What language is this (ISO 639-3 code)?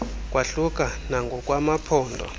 xho